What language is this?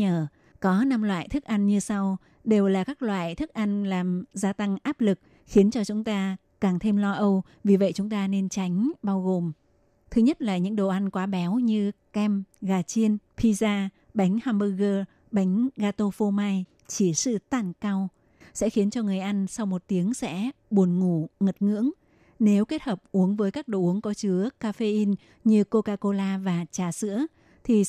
Vietnamese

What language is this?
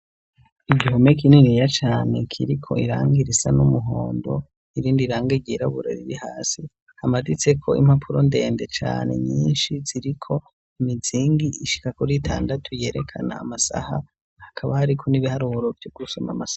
Rundi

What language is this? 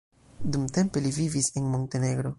Esperanto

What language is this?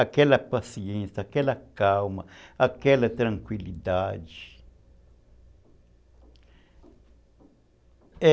Portuguese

